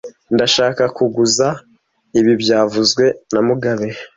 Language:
Kinyarwanda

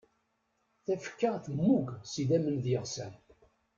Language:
Kabyle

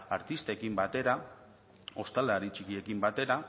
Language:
Basque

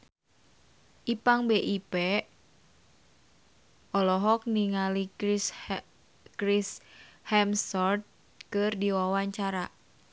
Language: Sundanese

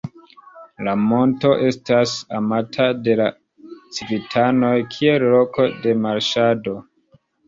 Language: Esperanto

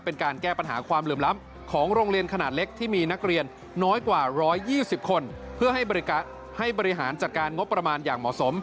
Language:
Thai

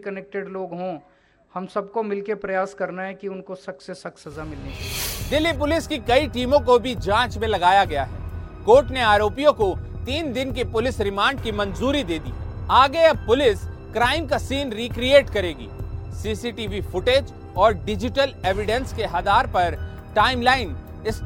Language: Hindi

